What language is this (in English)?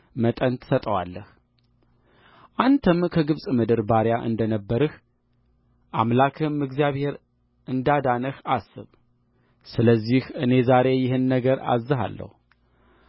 Amharic